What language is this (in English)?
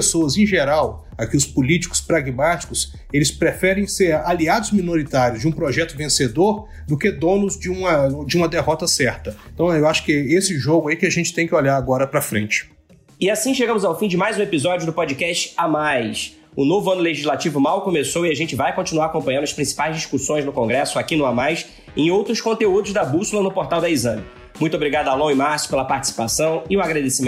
Portuguese